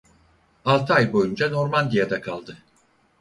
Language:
Turkish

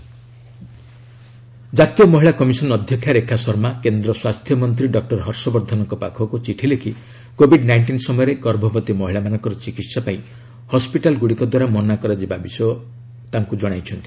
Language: Odia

